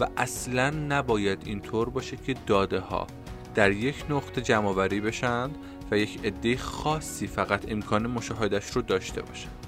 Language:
Persian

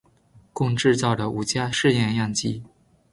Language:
Chinese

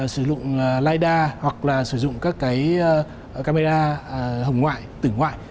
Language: Vietnamese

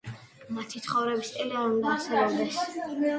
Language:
Georgian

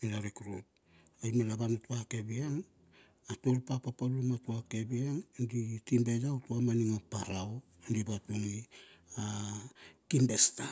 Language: Bilur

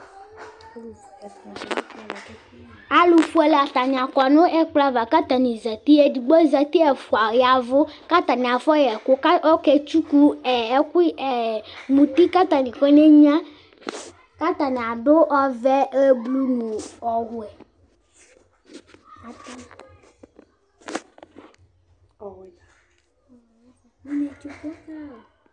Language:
Ikposo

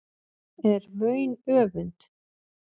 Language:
Icelandic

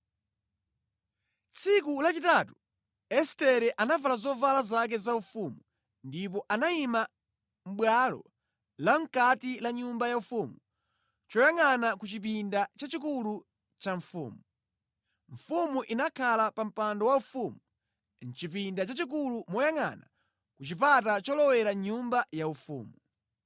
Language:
Nyanja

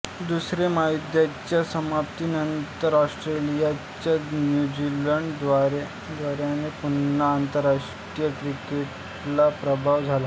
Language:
Marathi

